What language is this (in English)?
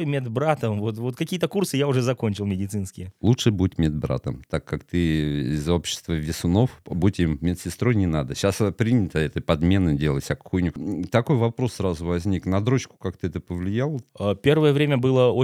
Russian